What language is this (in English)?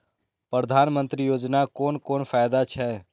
Maithili